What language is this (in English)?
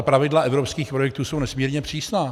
Czech